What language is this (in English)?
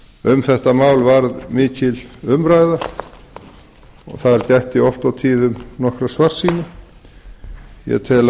Icelandic